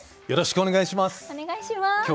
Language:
Japanese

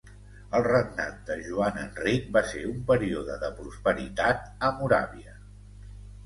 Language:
Catalan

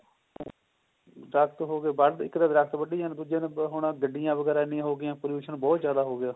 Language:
Punjabi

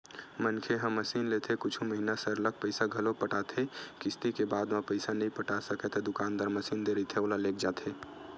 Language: Chhattisgarhi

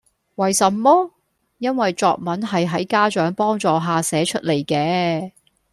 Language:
Cantonese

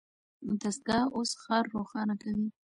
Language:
Pashto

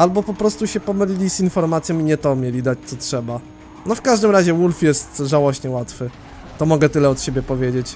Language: Polish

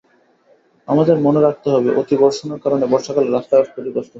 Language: Bangla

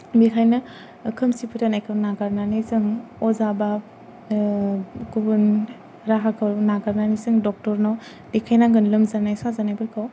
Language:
Bodo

